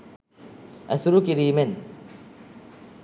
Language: Sinhala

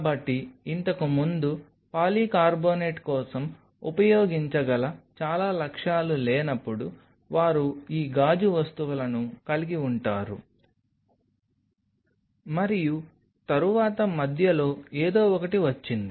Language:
Telugu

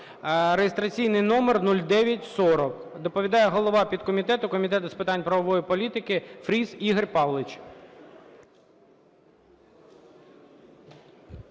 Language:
Ukrainian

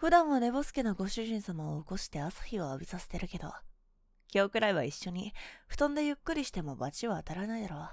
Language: Japanese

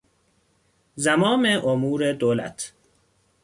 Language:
Persian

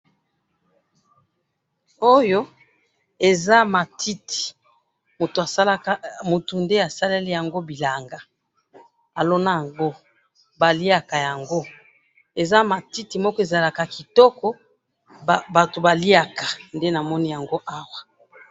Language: Lingala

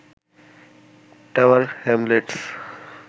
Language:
Bangla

